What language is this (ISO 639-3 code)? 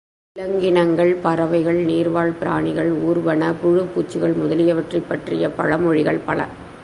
tam